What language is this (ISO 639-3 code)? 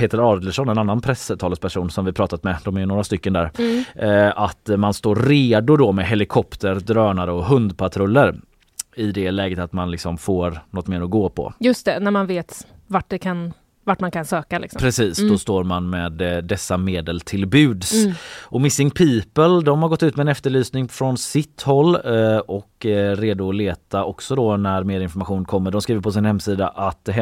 swe